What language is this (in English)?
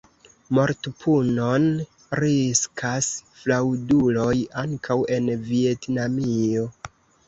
Esperanto